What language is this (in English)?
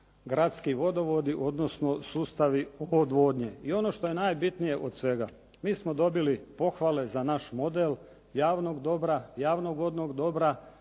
Croatian